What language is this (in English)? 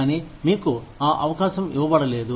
Telugu